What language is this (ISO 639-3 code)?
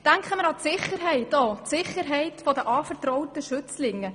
gsw